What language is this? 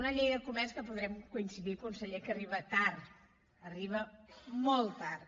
Catalan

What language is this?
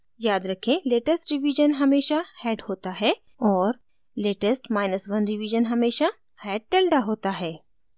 Hindi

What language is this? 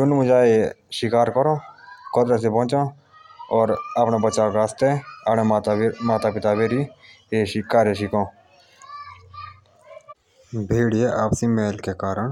Jaunsari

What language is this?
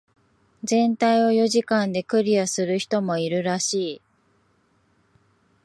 Japanese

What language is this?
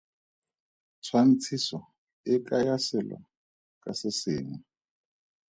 Tswana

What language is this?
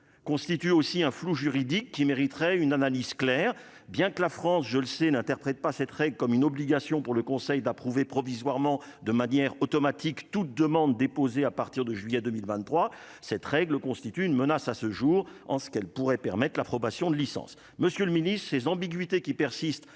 French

